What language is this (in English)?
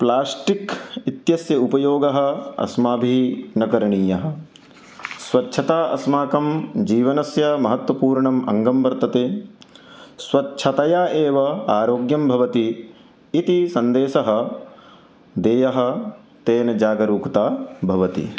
Sanskrit